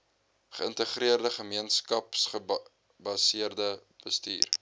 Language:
Afrikaans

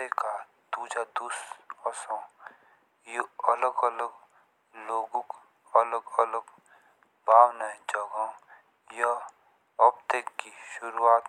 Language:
Jaunsari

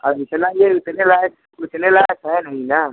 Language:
Hindi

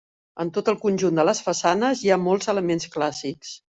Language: Catalan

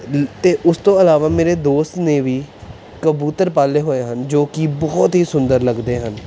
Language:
Punjabi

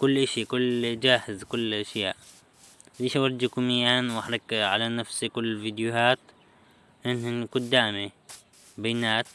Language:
Arabic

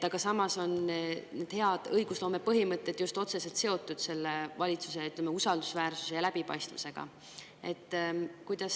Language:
Estonian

